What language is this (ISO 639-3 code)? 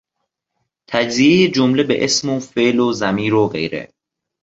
fas